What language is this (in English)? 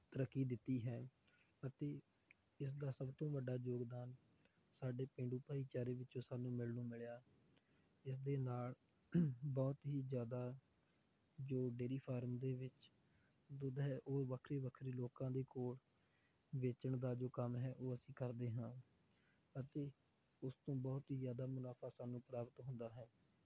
Punjabi